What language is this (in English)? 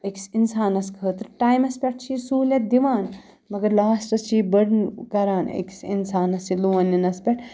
Kashmiri